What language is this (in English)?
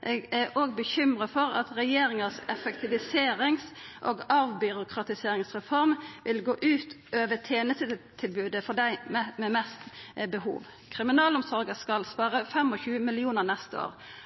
Norwegian Nynorsk